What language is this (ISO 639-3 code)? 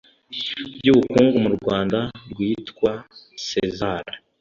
kin